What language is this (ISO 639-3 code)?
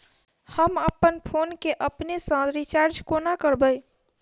mai